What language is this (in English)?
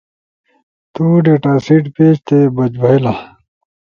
Ushojo